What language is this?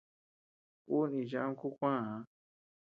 Tepeuxila Cuicatec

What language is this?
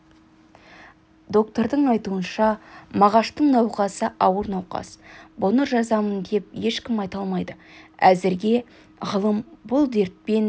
Kazakh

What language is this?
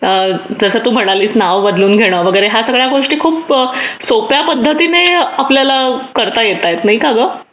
Marathi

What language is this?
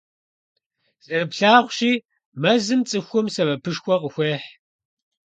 Kabardian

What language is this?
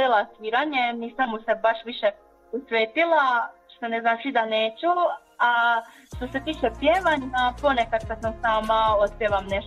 Croatian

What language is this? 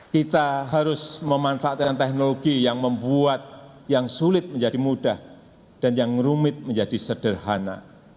Indonesian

